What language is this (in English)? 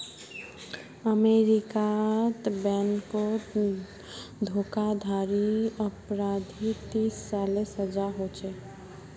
Magahi